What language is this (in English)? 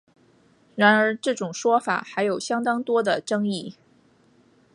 Chinese